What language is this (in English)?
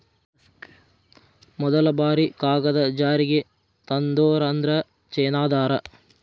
Kannada